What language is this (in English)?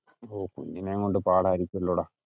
Malayalam